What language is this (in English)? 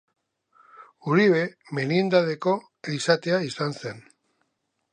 Basque